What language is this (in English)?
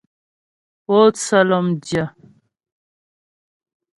Ghomala